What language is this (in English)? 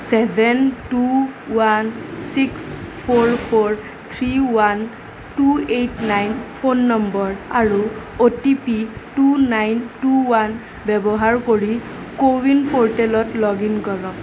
Assamese